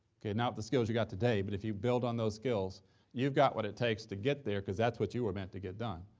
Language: English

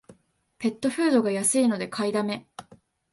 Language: Japanese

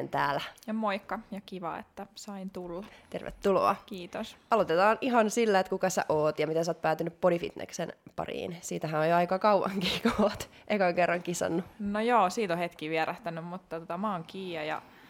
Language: Finnish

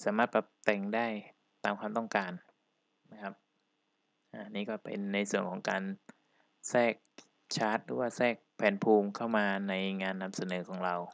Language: Thai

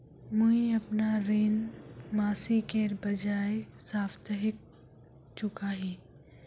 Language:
Magahi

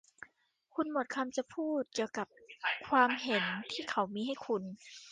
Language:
Thai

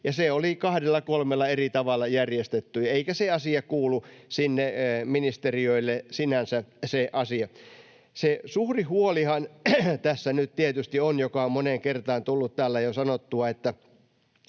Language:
Finnish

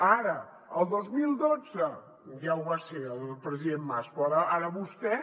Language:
Catalan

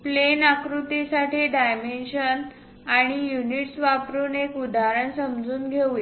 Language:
Marathi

